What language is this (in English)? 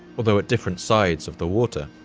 English